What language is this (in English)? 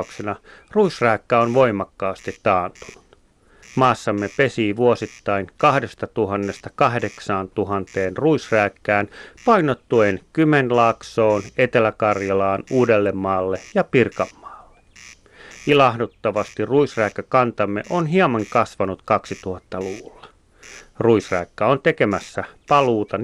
Finnish